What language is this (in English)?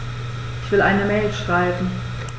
German